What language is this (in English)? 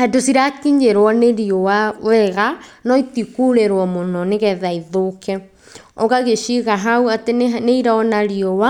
Kikuyu